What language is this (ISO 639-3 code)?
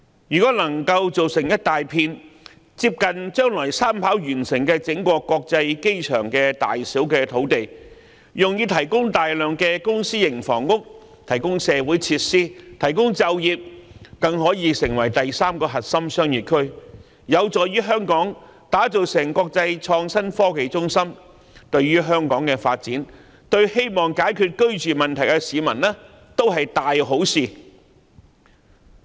yue